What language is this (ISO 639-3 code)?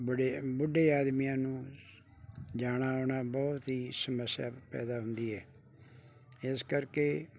pan